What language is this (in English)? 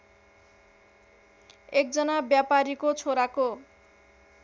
Nepali